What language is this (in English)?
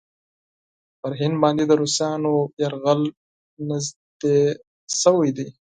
Pashto